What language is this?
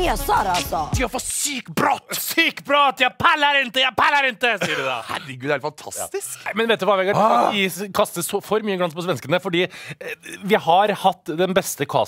Norwegian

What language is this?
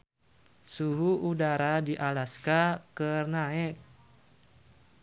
Sundanese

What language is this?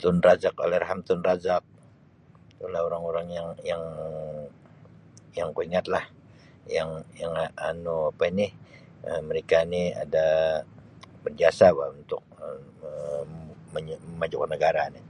Sabah Malay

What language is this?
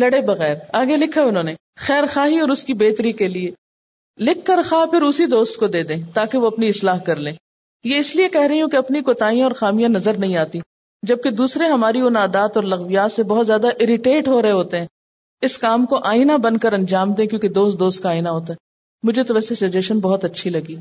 Urdu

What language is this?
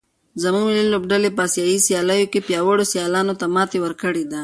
Pashto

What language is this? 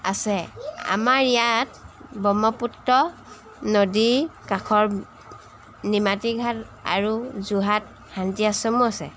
Assamese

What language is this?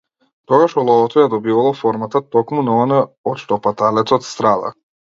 Macedonian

